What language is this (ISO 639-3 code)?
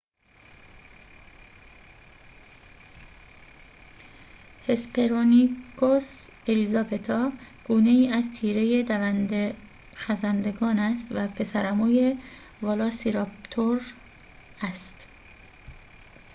fas